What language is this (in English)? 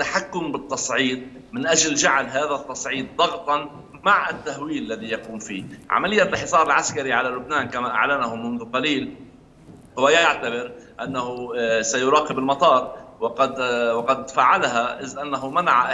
Arabic